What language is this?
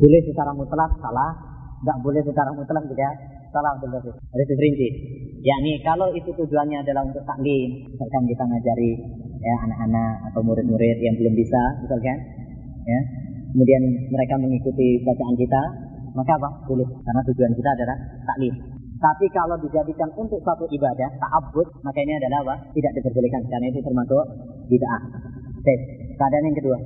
Malay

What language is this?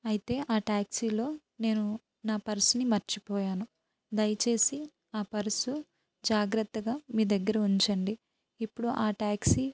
Telugu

